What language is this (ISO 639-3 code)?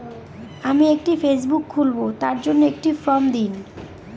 ben